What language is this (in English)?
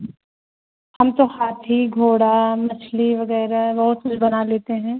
Urdu